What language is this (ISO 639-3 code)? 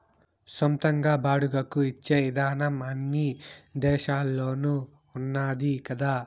tel